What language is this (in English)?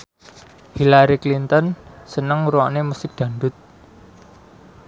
Javanese